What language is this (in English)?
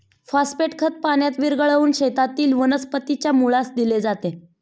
Marathi